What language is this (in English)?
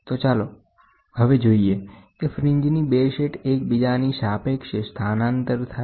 Gujarati